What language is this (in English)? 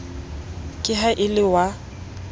Southern Sotho